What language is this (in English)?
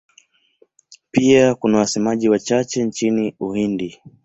Swahili